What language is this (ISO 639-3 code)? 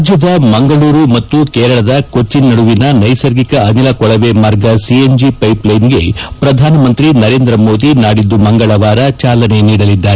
kan